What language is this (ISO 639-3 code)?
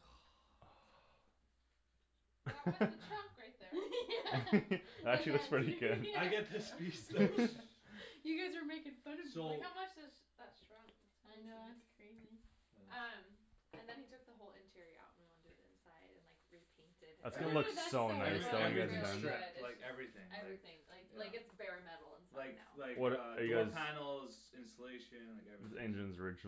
eng